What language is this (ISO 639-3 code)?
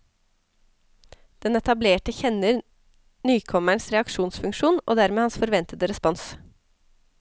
nor